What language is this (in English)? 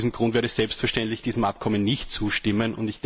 German